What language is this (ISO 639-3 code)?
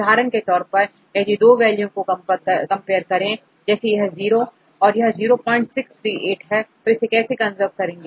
hin